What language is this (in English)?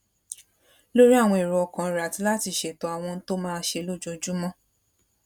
Yoruba